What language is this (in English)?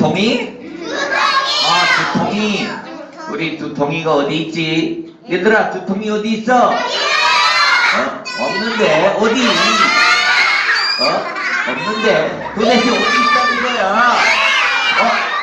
Korean